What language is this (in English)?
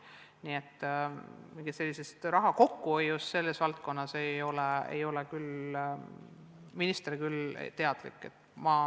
Estonian